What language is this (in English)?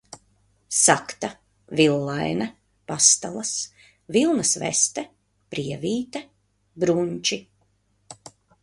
Latvian